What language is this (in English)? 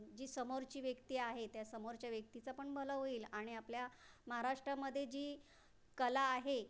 Marathi